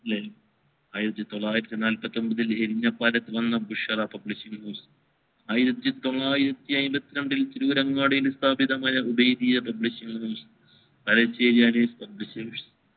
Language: Malayalam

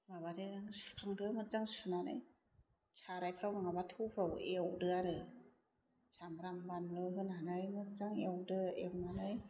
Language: Bodo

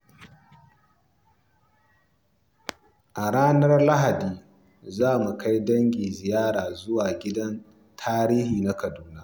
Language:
Hausa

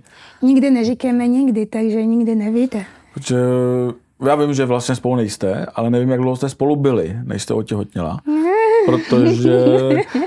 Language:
Czech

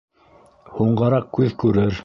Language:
Bashkir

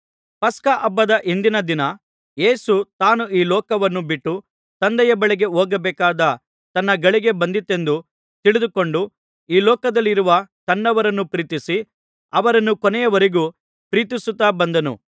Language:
Kannada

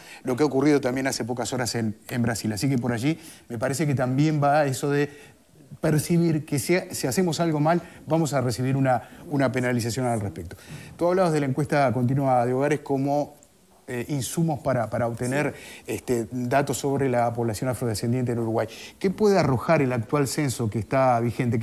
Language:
Spanish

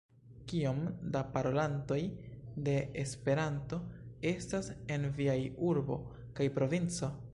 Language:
Esperanto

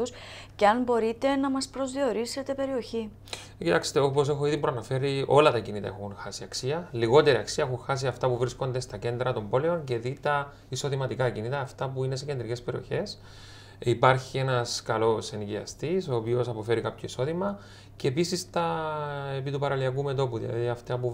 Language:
Greek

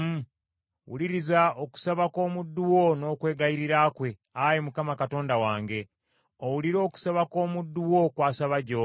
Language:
Ganda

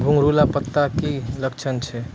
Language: Maithili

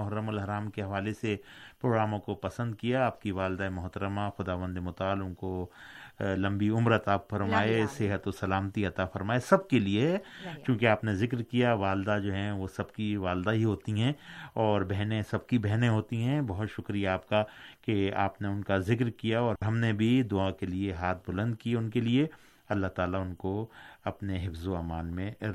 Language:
Urdu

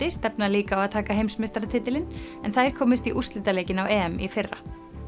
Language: Icelandic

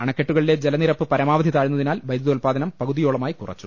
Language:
Malayalam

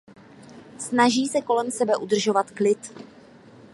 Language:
Czech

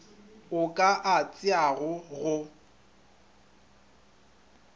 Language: Northern Sotho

